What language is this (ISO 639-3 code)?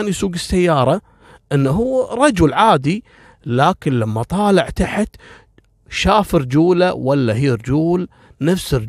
ara